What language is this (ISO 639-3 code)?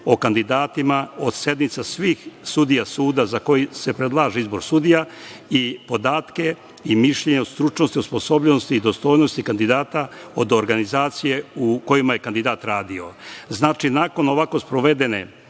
srp